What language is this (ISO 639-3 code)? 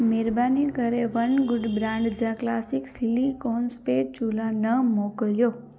snd